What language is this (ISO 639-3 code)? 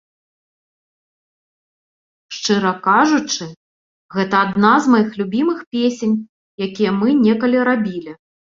bel